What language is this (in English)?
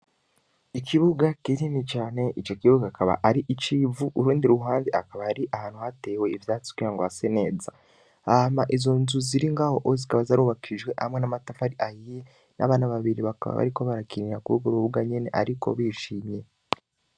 Rundi